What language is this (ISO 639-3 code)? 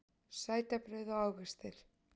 isl